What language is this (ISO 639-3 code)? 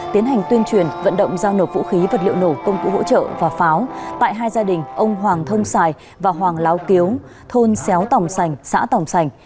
vie